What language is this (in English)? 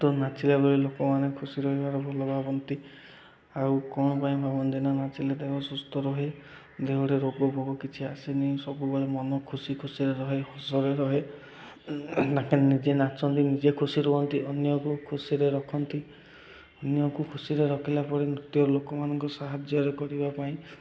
Odia